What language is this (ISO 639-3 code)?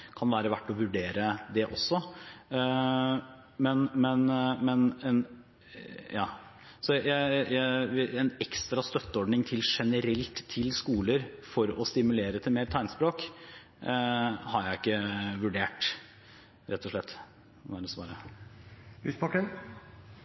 nor